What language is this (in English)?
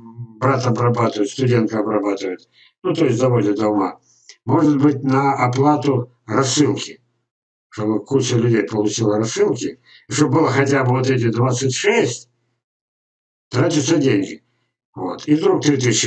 Russian